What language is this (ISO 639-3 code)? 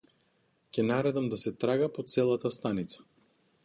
mkd